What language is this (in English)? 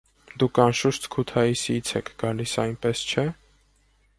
Armenian